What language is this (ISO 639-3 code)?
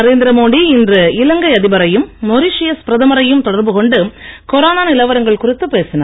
tam